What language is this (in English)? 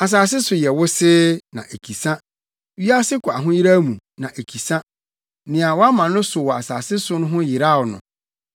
Akan